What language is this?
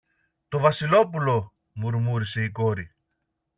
Greek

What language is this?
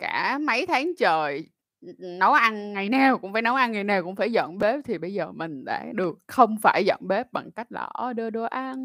Vietnamese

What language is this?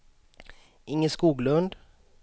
Swedish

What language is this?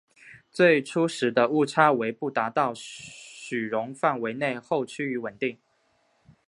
Chinese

